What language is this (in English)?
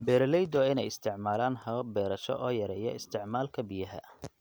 Somali